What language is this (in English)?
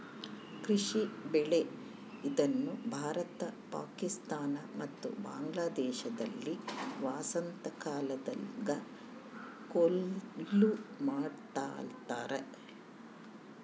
Kannada